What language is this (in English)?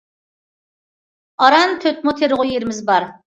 Uyghur